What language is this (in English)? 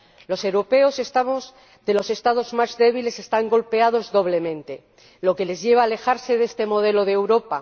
Spanish